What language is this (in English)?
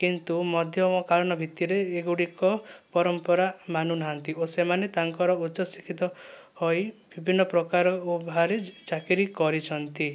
Odia